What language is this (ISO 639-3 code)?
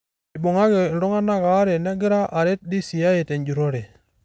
mas